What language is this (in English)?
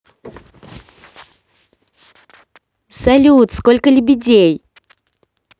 Russian